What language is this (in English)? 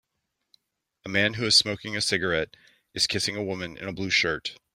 English